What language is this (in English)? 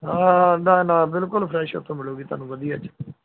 Punjabi